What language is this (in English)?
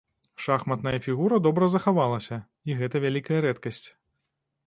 Belarusian